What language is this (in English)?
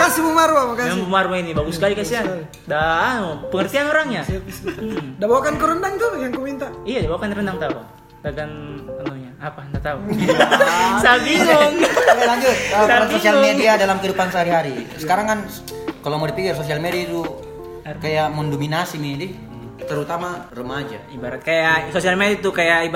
Indonesian